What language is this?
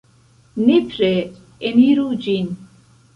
Esperanto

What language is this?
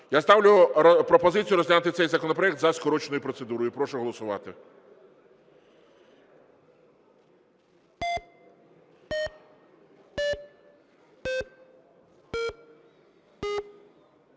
Ukrainian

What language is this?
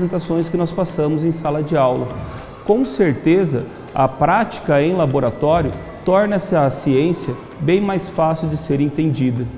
Portuguese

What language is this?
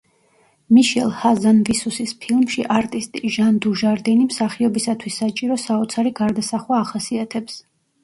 Georgian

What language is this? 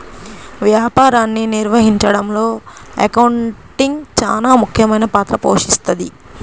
Telugu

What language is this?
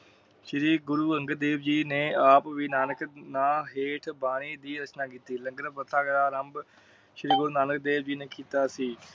Punjabi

